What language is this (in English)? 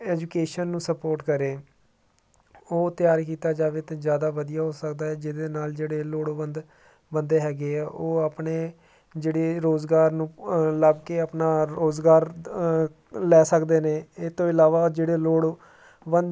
Punjabi